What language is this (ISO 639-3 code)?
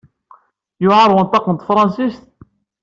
kab